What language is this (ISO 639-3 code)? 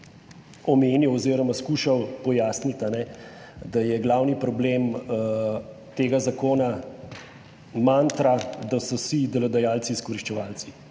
slv